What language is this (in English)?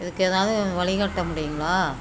Tamil